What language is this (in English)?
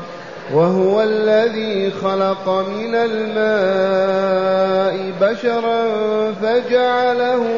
Arabic